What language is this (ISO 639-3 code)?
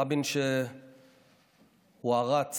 heb